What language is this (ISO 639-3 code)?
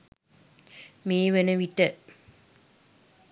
sin